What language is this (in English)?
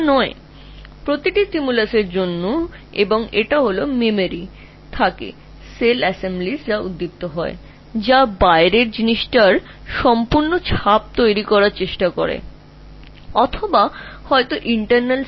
Bangla